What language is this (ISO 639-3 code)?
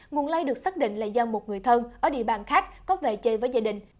vie